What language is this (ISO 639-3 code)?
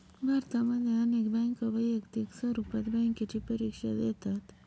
mar